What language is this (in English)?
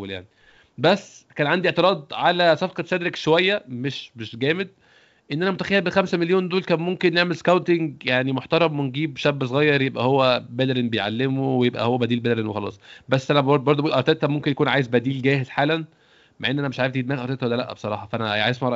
Arabic